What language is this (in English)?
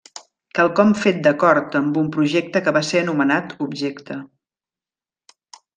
Catalan